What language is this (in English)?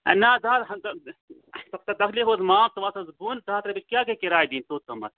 Kashmiri